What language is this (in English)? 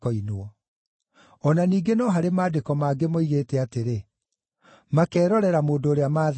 Kikuyu